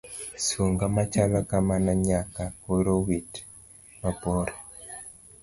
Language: Luo (Kenya and Tanzania)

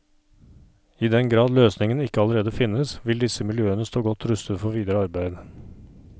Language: Norwegian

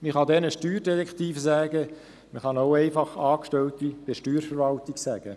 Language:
Swiss German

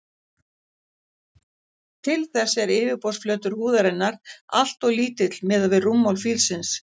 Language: Icelandic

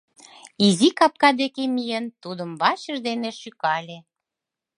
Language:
Mari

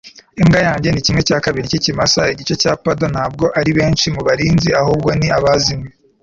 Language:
Kinyarwanda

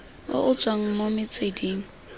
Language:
Tswana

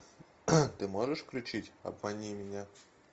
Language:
Russian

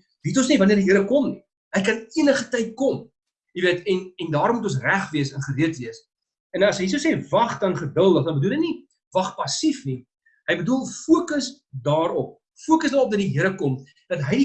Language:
Dutch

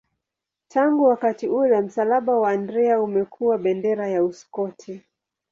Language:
Swahili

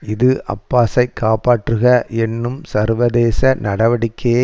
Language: Tamil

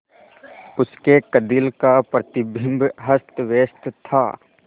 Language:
Hindi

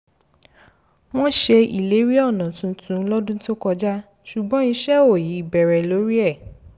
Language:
Yoruba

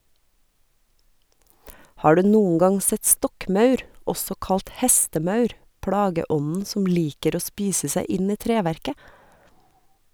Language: Norwegian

